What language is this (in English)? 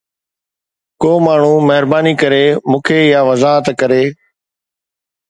Sindhi